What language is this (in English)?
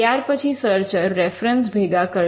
Gujarati